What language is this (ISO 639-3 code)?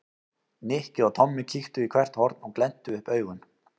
isl